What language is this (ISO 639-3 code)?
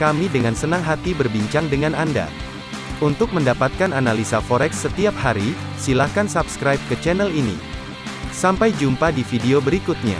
ind